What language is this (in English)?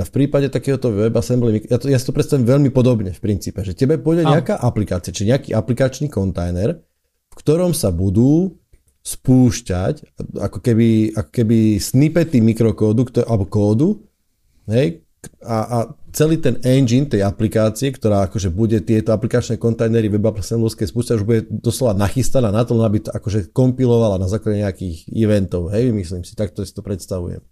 Slovak